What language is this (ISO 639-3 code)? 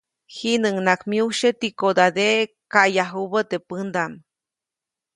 zoc